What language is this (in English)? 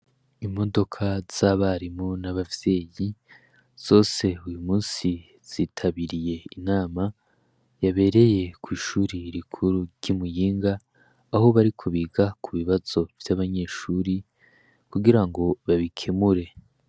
Rundi